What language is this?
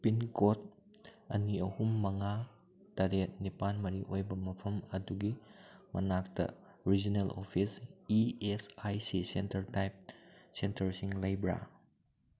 Manipuri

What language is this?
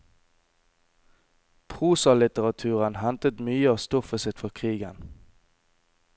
Norwegian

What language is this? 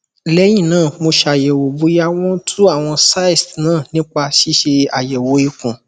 Yoruba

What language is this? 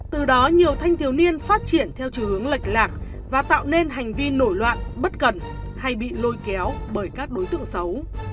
Vietnamese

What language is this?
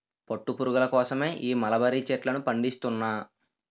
Telugu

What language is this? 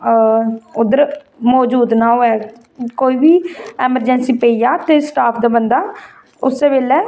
Dogri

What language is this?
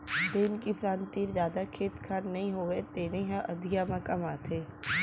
Chhattisgarhi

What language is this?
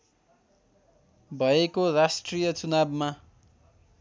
Nepali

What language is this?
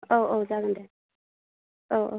Bodo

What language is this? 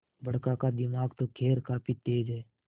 Hindi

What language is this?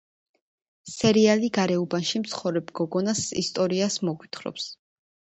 Georgian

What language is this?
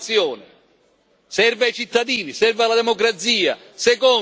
Italian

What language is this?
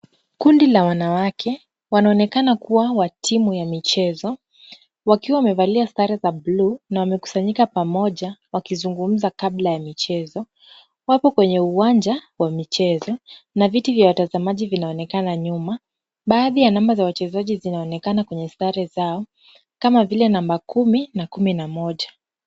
Swahili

